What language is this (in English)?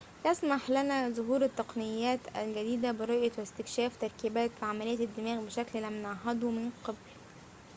Arabic